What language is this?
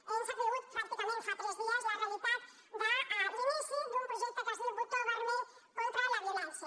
Catalan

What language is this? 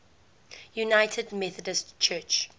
English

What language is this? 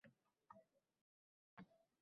Uzbek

